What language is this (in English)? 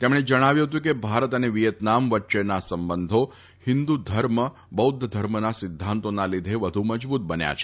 Gujarati